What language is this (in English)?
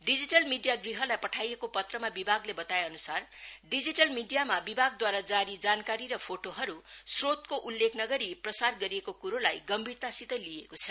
Nepali